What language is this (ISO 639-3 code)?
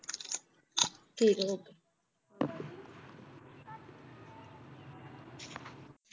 pan